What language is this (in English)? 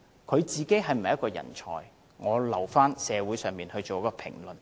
Cantonese